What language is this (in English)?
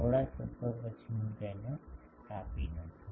Gujarati